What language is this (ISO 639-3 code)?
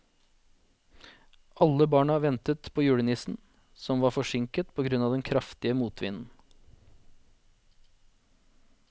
nor